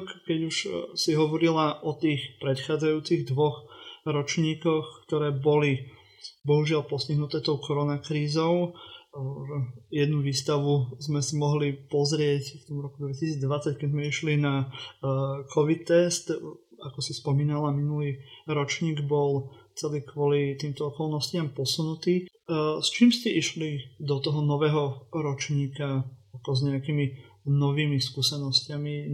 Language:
Slovak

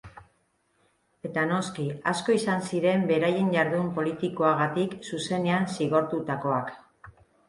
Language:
Basque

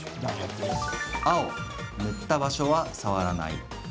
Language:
Japanese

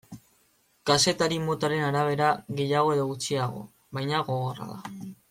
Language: Basque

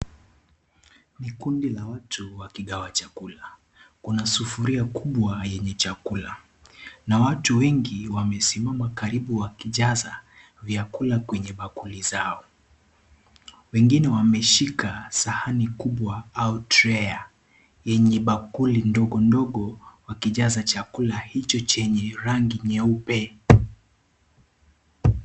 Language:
Swahili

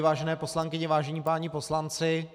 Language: Czech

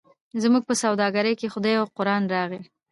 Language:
Pashto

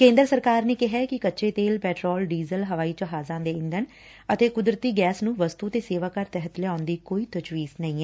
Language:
Punjabi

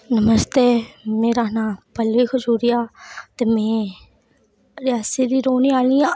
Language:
Dogri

